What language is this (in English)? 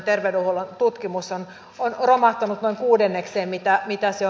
Finnish